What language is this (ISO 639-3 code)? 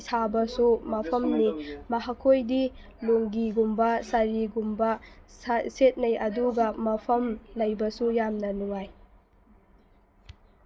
mni